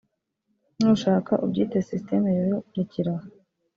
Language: Kinyarwanda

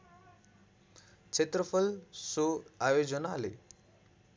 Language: Nepali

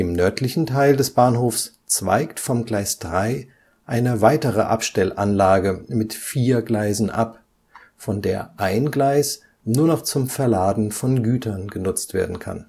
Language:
German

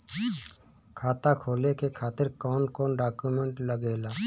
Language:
Bhojpuri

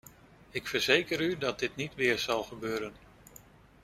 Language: Dutch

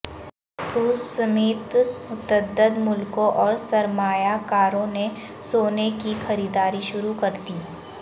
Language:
Urdu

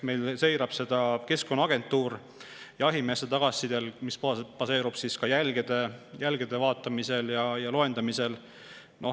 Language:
Estonian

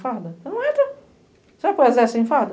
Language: Portuguese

